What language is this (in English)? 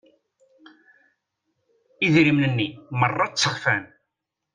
Kabyle